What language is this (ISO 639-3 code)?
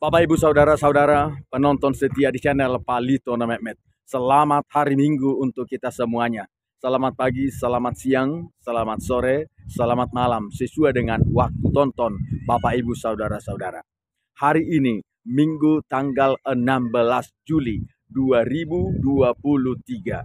ind